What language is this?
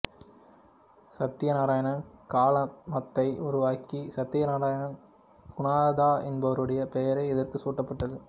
Tamil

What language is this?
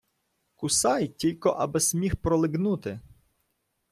Ukrainian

